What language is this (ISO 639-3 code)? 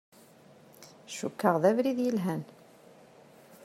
kab